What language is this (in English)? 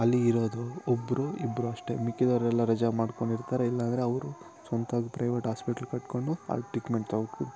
Kannada